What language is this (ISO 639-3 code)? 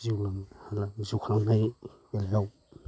brx